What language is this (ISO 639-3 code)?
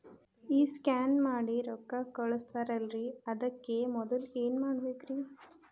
kan